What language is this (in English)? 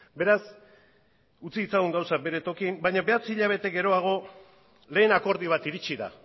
Basque